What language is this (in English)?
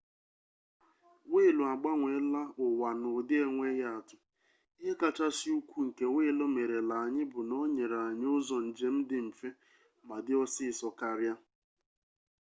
Igbo